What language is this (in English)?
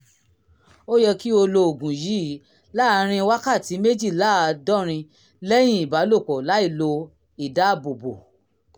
Yoruba